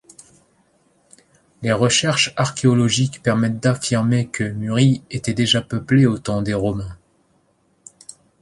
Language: French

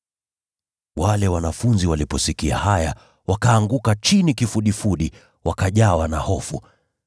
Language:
Swahili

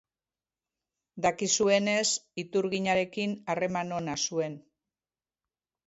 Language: Basque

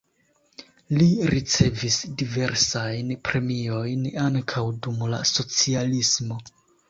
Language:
Esperanto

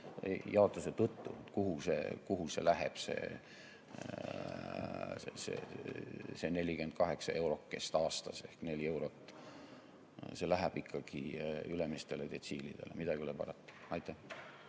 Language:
Estonian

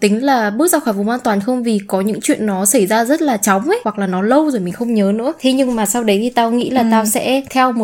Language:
Vietnamese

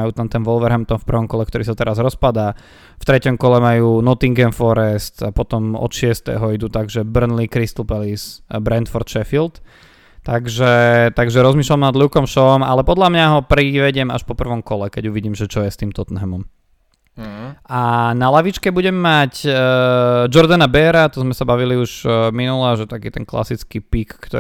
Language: Slovak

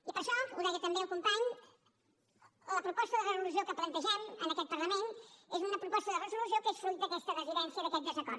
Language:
Catalan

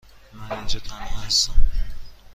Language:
Persian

